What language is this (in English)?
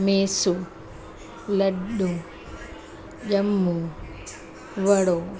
Sindhi